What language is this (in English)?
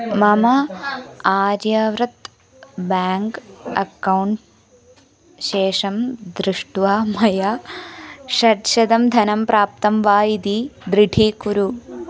Sanskrit